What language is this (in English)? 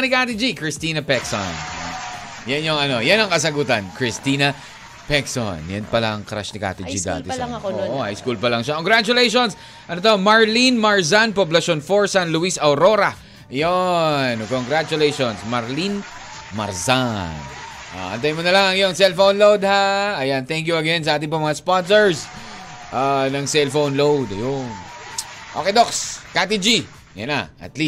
Filipino